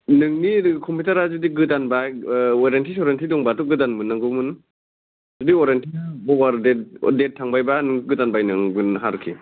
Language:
Bodo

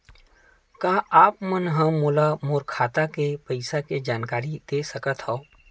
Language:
Chhattisgarhi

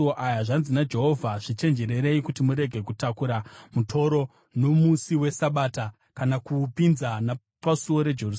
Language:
Shona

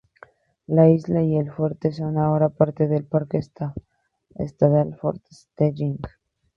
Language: Spanish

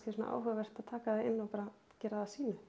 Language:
Icelandic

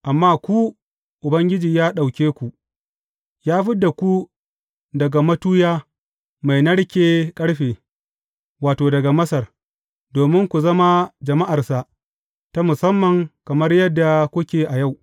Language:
Hausa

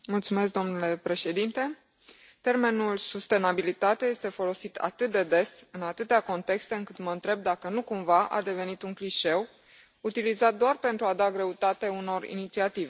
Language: Romanian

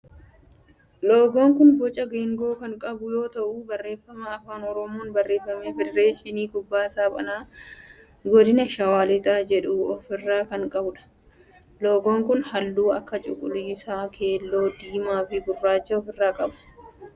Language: Oromo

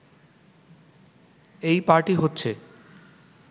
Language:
Bangla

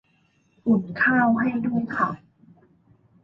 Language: Thai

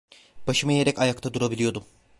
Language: Turkish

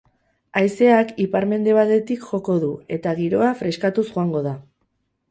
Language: Basque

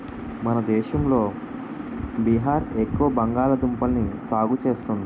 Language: Telugu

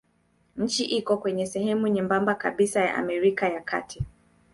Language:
Swahili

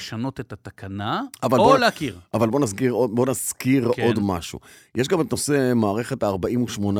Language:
Hebrew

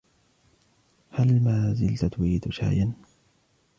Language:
Arabic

